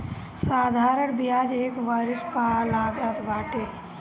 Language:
Bhojpuri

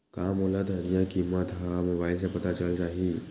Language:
Chhattisgarhi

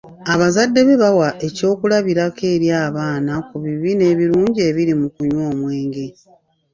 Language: Ganda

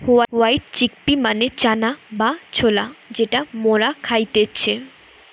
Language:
Bangla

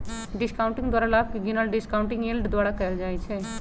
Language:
Magahi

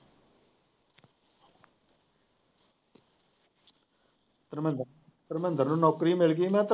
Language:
Punjabi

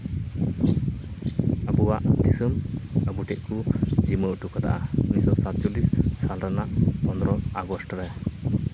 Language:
Santali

